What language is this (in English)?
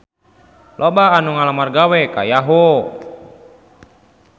Sundanese